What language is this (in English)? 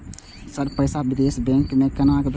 Maithili